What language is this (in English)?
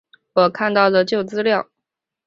Chinese